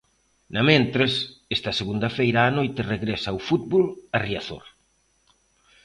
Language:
Galician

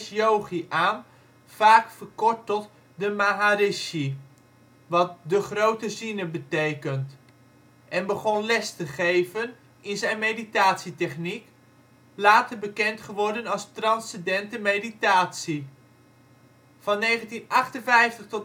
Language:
Dutch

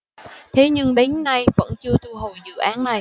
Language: Vietnamese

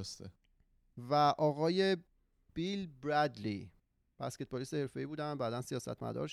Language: Persian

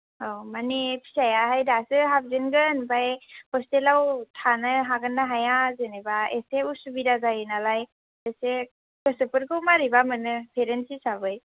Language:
Bodo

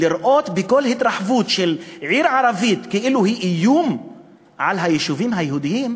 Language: Hebrew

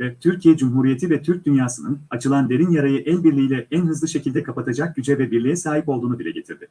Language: Turkish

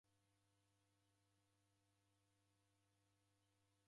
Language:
Taita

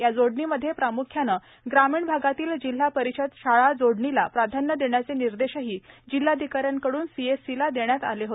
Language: Marathi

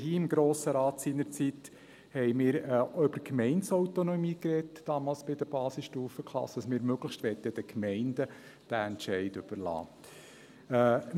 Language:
Swiss German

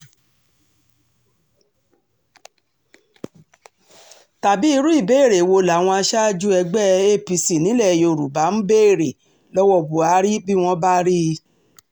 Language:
Yoruba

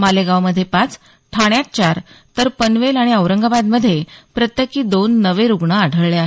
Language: Marathi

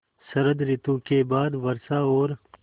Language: Hindi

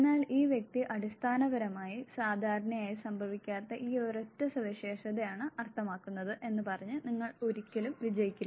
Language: Malayalam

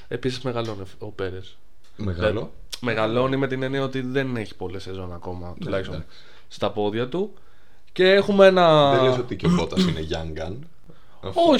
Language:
Greek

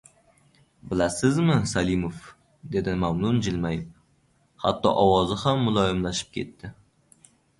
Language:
Uzbek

